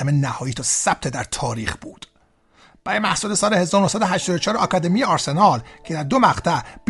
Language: Persian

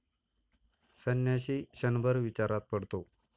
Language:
Marathi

